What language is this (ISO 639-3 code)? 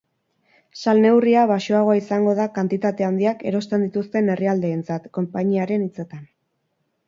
eus